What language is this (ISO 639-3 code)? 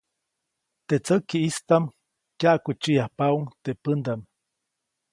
zoc